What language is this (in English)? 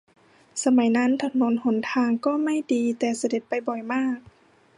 Thai